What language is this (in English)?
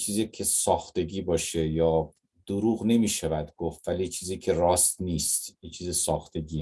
Persian